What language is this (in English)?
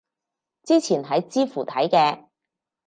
Cantonese